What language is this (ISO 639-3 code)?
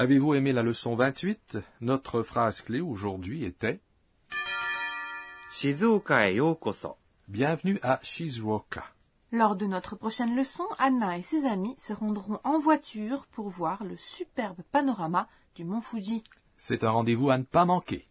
fra